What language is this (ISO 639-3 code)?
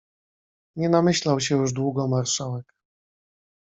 pol